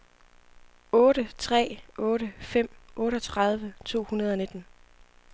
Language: Danish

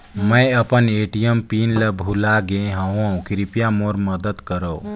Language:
Chhattisgarhi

